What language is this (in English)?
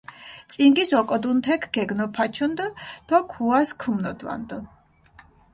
Mingrelian